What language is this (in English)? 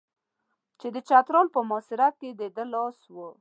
Pashto